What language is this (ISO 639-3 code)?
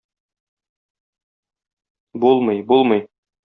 tat